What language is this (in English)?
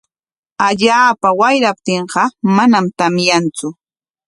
Corongo Ancash Quechua